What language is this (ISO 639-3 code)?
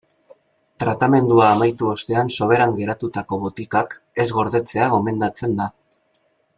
eus